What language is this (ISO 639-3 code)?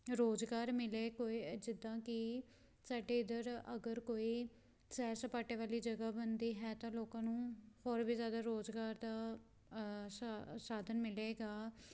pan